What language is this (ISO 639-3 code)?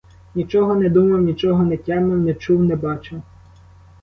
ukr